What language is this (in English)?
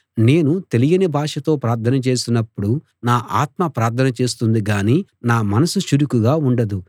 Telugu